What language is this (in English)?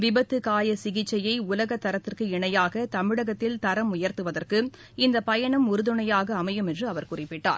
Tamil